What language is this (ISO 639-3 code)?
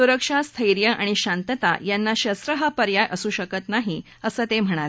mar